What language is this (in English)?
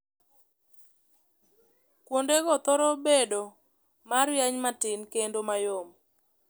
Luo (Kenya and Tanzania)